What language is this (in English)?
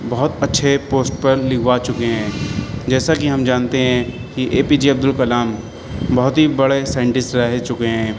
Urdu